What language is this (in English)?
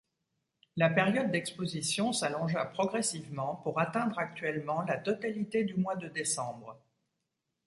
French